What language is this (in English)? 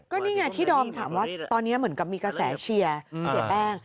Thai